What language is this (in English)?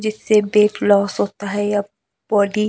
Hindi